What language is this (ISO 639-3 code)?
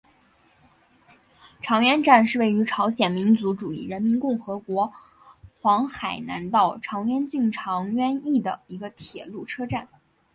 zho